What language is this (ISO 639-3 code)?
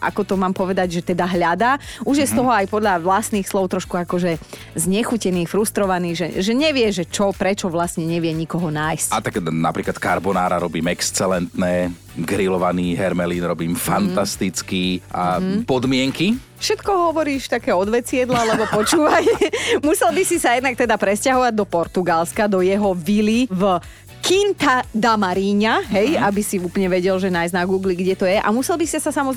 slk